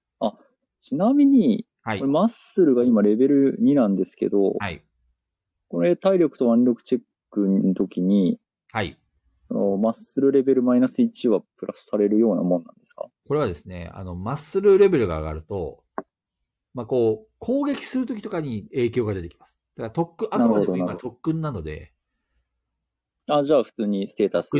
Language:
Japanese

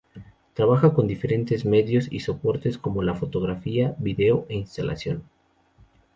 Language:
Spanish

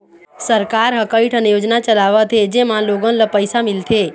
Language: Chhattisgarhi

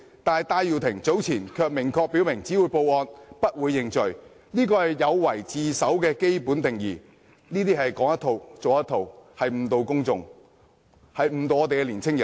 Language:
Cantonese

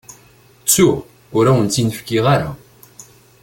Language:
Kabyle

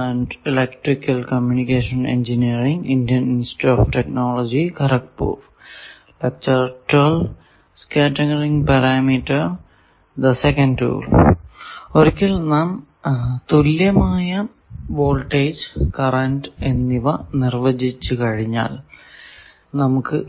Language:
Malayalam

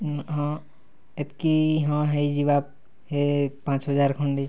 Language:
Odia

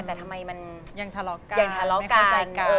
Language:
Thai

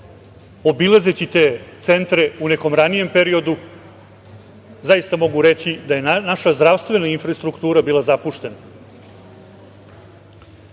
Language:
Serbian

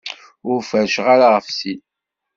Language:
Kabyle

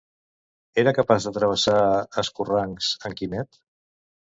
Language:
Catalan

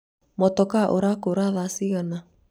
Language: Kikuyu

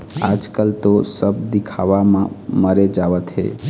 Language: Chhattisgarhi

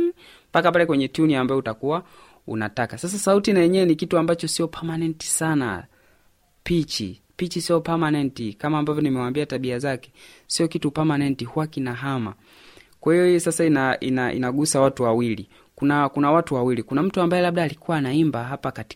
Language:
Swahili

